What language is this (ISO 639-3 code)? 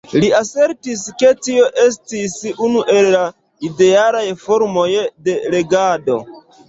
epo